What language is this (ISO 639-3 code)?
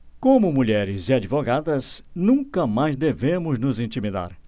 por